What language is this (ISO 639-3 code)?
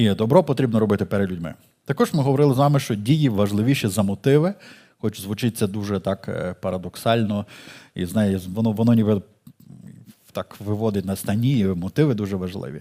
ukr